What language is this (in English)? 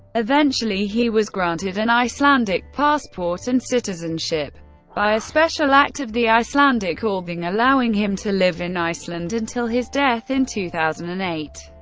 English